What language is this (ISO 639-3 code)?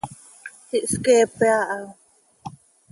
sei